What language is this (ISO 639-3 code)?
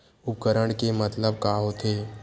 hne